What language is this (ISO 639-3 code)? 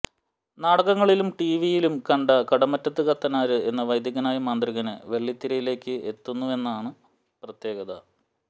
mal